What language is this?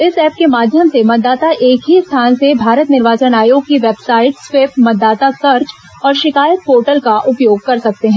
Hindi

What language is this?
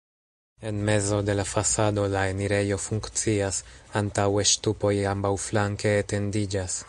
Esperanto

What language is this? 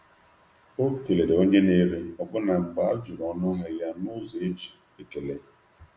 Igbo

